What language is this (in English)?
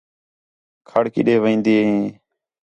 Khetrani